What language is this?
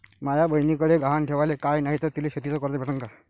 Marathi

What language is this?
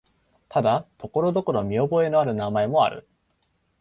Japanese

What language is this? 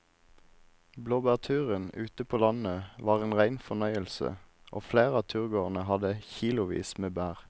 Norwegian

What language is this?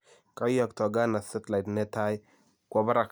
Kalenjin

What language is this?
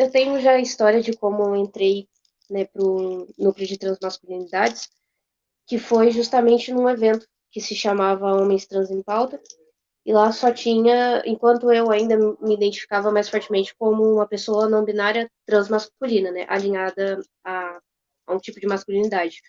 Portuguese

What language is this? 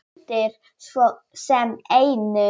Icelandic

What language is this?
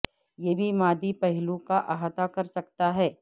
Urdu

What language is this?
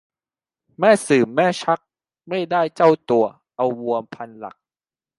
Thai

